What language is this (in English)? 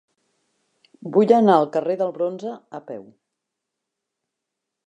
Catalan